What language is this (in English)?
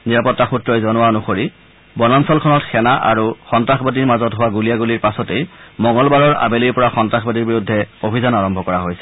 Assamese